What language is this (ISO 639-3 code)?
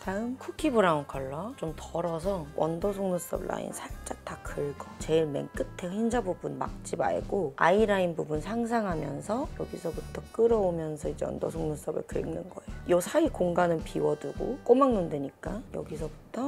kor